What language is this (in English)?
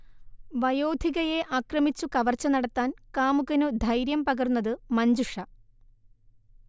Malayalam